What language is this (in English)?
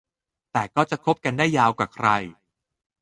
Thai